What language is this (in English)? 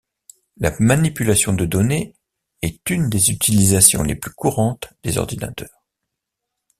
French